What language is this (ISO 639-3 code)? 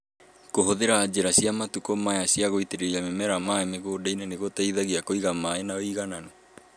kik